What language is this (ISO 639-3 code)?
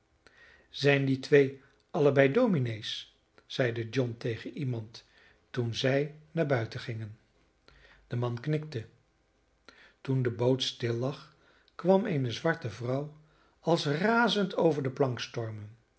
nld